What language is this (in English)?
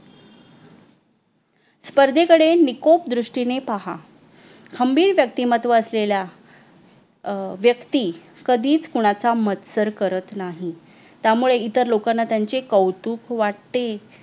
Marathi